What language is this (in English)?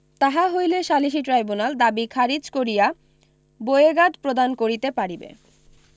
Bangla